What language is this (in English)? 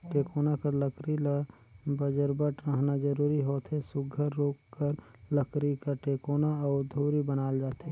Chhattisgarhi